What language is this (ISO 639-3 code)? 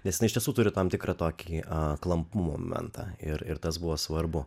lit